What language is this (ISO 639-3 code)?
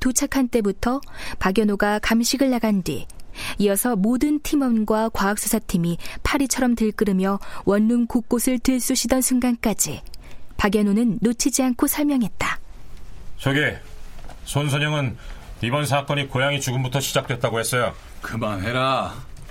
kor